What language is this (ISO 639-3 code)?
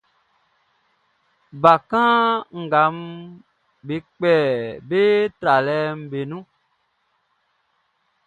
bci